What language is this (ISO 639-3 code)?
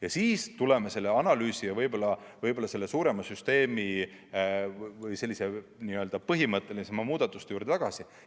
est